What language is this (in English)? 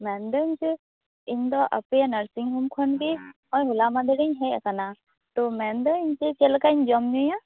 Santali